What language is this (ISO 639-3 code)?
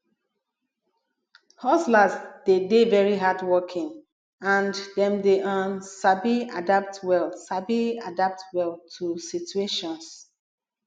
pcm